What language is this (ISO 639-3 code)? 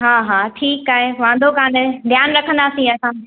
snd